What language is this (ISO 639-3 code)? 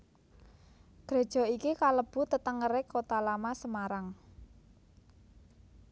jav